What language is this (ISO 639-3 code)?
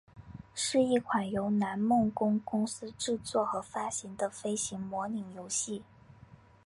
zho